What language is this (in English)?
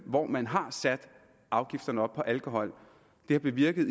Danish